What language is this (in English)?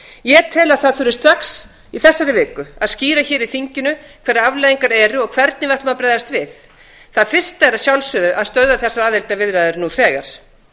Icelandic